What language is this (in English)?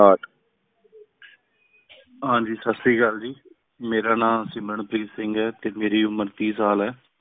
Punjabi